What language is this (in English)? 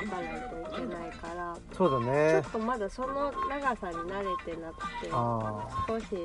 Japanese